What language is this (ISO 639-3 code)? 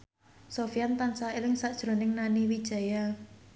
jav